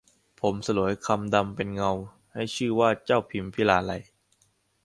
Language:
Thai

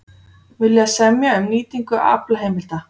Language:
Icelandic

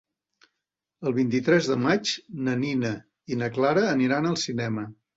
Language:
Catalan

